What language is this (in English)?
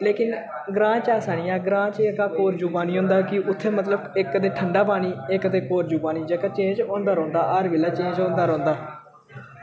Dogri